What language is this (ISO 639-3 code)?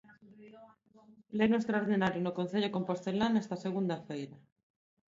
glg